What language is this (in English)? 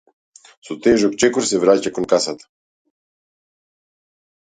Macedonian